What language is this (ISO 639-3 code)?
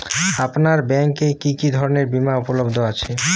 ben